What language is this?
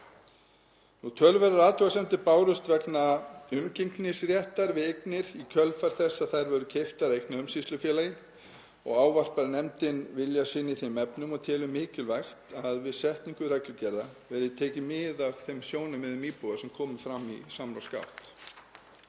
Icelandic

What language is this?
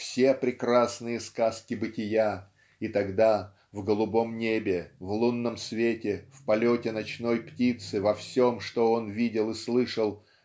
Russian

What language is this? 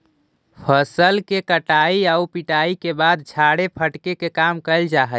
Magahi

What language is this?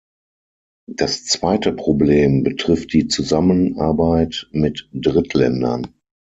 German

